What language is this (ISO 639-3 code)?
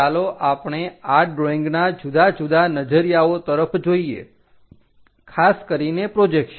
guj